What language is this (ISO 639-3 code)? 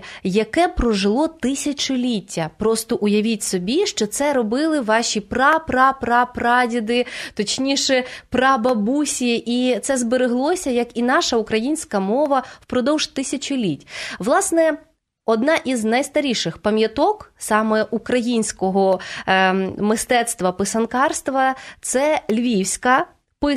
ukr